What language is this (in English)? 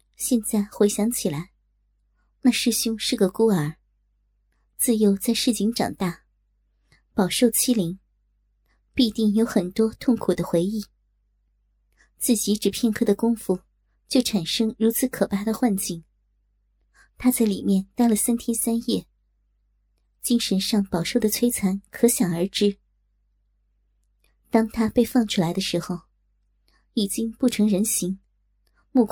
Chinese